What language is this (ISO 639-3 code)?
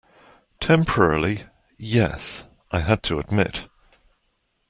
eng